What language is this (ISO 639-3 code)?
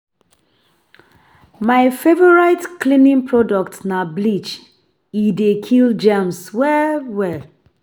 pcm